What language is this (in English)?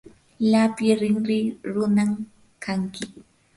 Yanahuanca Pasco Quechua